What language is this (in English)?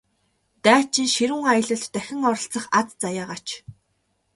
Mongolian